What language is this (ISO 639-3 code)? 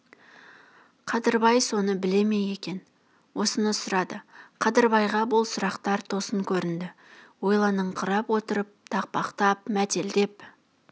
kaz